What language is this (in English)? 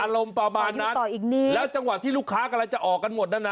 Thai